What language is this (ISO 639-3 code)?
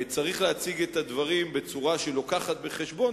heb